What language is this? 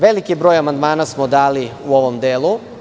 Serbian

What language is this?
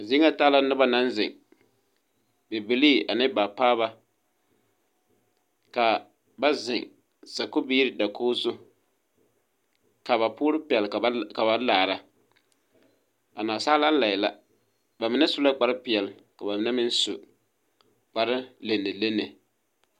Southern Dagaare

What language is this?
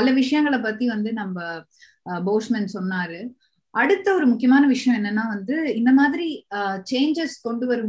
Tamil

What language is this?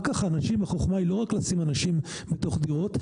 Hebrew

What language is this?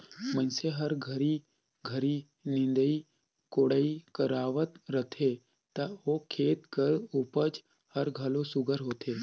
Chhattisgarhi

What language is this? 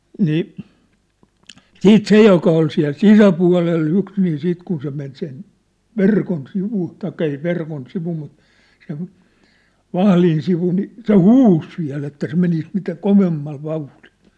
Finnish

